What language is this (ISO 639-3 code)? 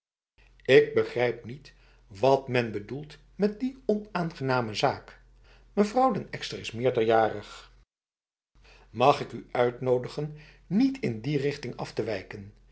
nld